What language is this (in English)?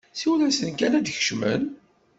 Kabyle